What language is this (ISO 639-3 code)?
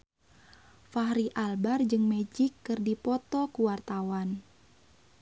sun